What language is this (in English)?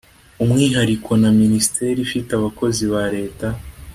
Kinyarwanda